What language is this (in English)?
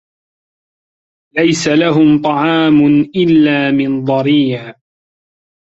Arabic